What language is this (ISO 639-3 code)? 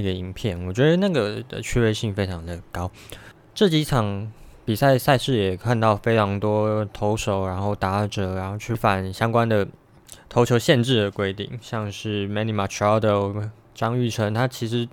zho